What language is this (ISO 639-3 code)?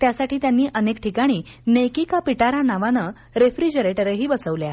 mar